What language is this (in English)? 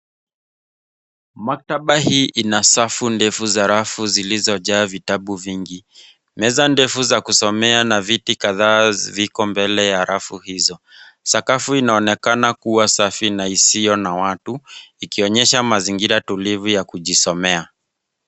Swahili